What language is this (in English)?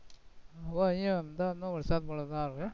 Gujarati